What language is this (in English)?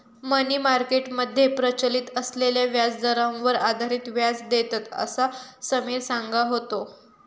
Marathi